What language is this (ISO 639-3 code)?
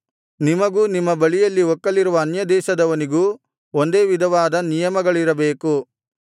kan